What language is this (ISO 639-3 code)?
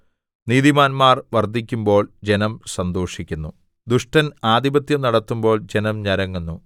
mal